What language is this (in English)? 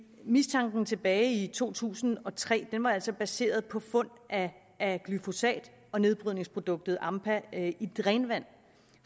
Danish